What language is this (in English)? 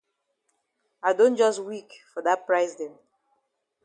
Cameroon Pidgin